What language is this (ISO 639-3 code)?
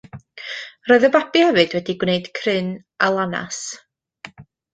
cym